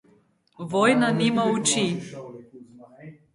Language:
Slovenian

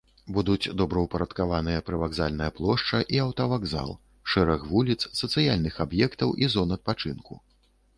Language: Belarusian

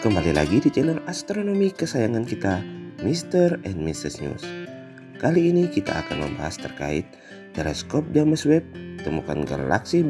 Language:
Indonesian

